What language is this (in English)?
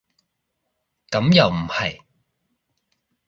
Cantonese